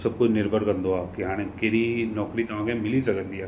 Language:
Sindhi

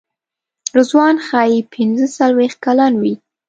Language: Pashto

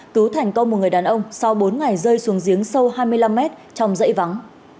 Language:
Vietnamese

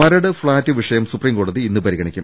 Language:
Malayalam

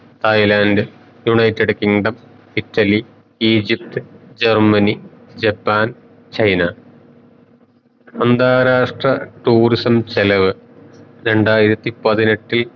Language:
Malayalam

